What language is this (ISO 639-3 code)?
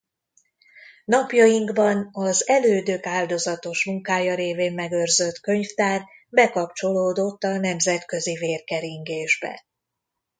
hun